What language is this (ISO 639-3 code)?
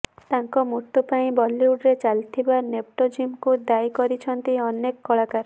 ori